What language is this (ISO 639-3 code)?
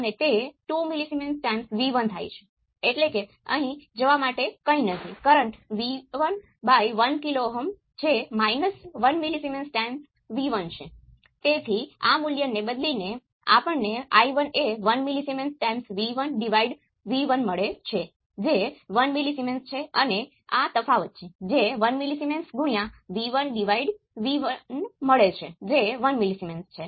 guj